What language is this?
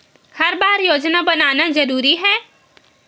Chhattisgarhi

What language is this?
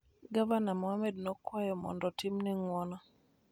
Luo (Kenya and Tanzania)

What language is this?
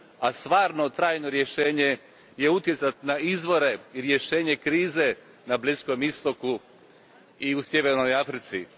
Croatian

